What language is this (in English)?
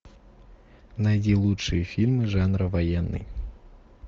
Russian